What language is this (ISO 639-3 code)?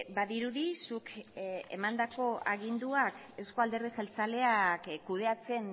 eus